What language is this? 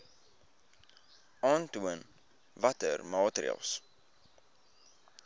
Afrikaans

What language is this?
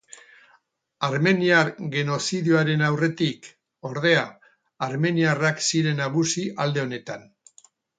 Basque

